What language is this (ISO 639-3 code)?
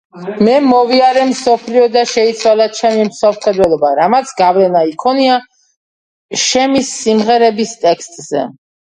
kat